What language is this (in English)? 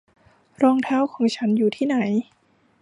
Thai